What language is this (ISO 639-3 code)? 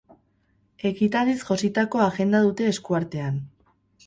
eus